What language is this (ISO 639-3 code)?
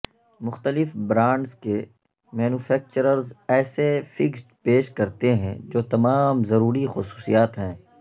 urd